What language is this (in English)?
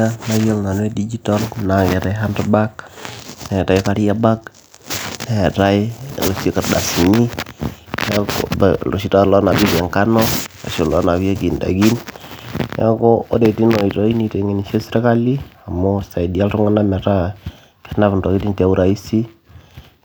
Masai